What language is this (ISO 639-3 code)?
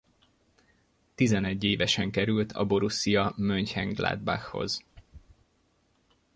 hun